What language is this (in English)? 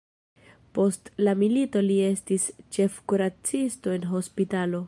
Esperanto